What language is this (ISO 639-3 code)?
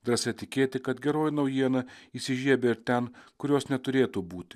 lit